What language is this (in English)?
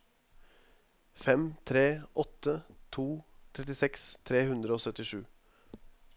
Norwegian